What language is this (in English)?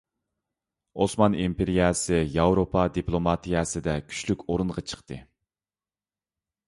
Uyghur